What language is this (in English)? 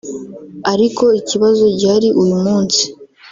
Kinyarwanda